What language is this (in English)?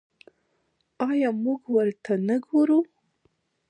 Pashto